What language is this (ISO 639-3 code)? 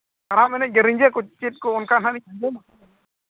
sat